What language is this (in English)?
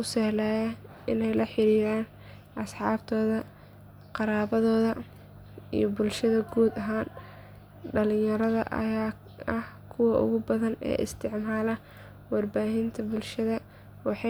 Somali